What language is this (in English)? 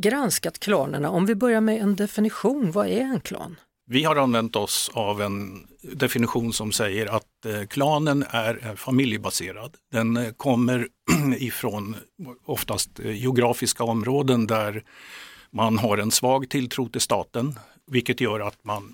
Swedish